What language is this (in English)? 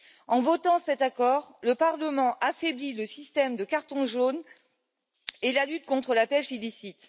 French